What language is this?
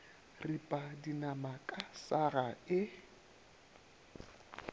Northern Sotho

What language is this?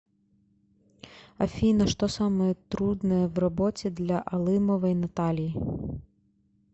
Russian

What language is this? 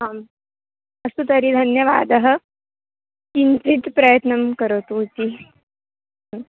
Sanskrit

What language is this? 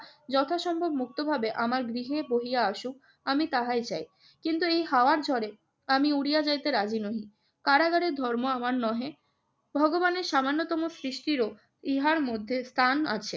Bangla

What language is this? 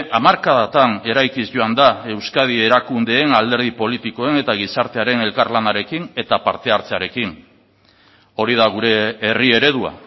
Basque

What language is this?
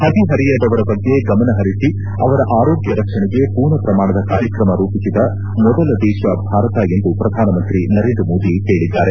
Kannada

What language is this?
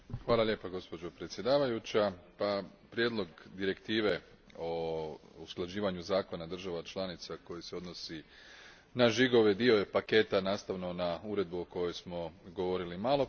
Croatian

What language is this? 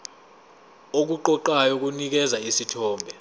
Zulu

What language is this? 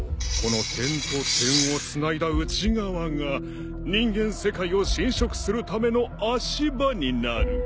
Japanese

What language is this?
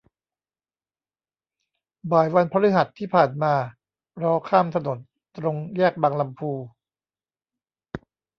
Thai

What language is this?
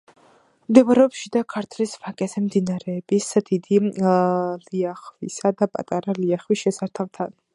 Georgian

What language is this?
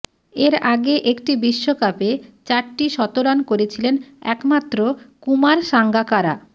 Bangla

